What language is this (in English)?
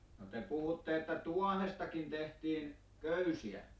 Finnish